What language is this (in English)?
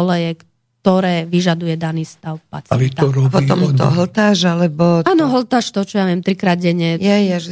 Slovak